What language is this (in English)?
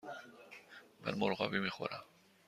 Persian